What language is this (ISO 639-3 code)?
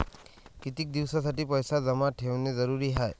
mar